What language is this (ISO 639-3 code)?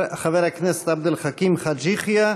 heb